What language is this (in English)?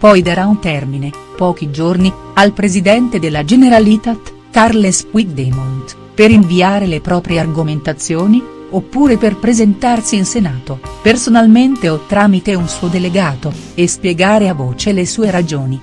Italian